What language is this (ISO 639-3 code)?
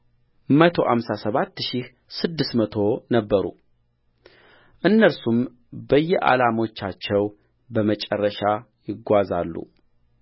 amh